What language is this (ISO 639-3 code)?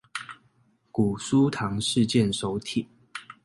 zho